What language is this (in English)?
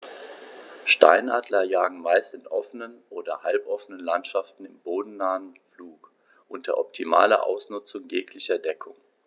German